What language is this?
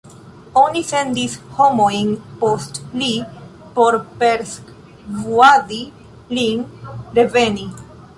Esperanto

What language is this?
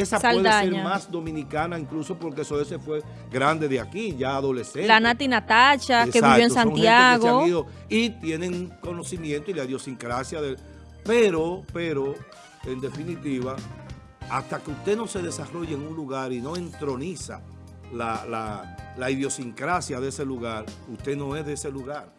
Spanish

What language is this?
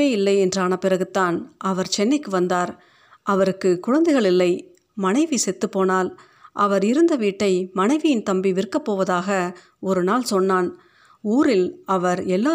Tamil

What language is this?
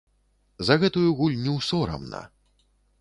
Belarusian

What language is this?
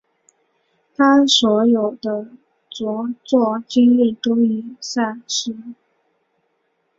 Chinese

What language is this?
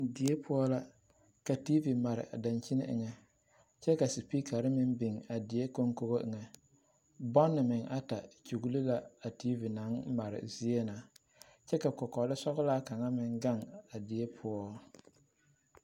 Southern Dagaare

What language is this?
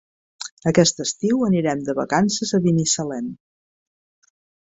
Catalan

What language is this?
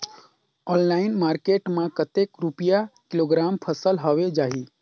Chhattisgarhi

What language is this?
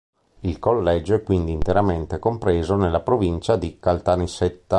Italian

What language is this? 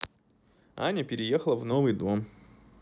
Russian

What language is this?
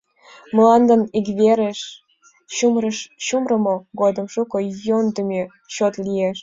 Mari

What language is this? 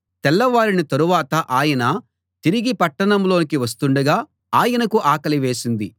Telugu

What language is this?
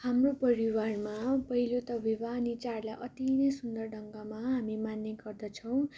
Nepali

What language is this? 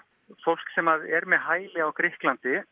Icelandic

